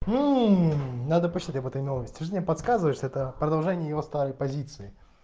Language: Russian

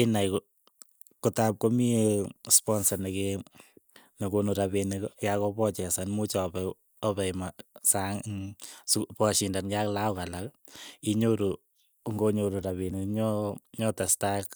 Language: Keiyo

